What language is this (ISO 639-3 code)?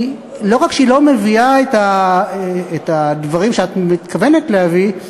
heb